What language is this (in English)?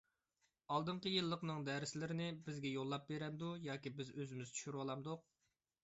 Uyghur